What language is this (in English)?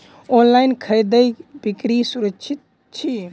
Maithili